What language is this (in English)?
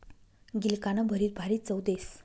Marathi